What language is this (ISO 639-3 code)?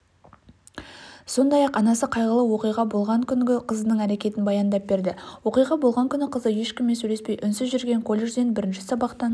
kaz